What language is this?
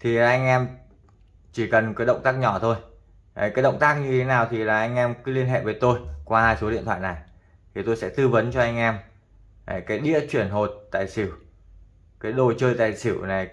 Vietnamese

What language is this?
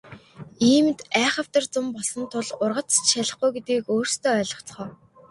Mongolian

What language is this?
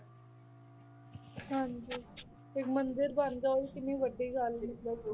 Punjabi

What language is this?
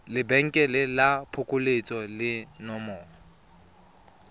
Tswana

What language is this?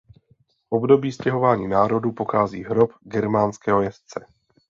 Czech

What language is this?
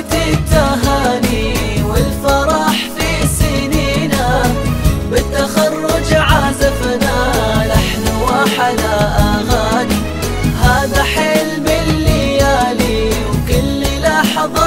Arabic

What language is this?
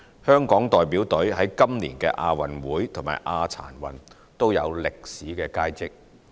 Cantonese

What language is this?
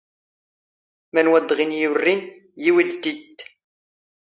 Standard Moroccan Tamazight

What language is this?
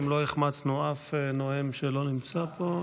Hebrew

